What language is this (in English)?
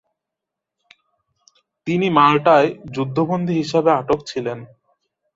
Bangla